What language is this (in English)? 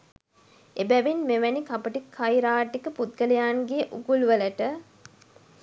Sinhala